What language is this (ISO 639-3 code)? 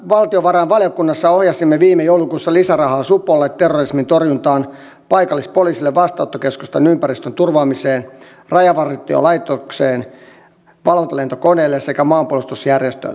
fin